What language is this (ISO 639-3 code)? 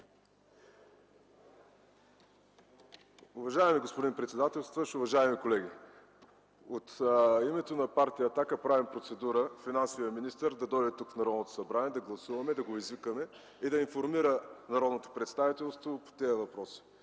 bul